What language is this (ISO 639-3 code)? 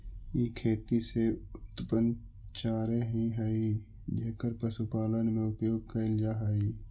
mag